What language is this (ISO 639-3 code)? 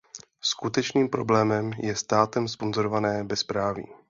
ces